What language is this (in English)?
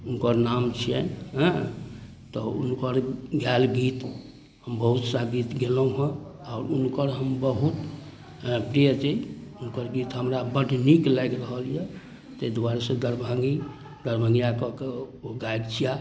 Maithili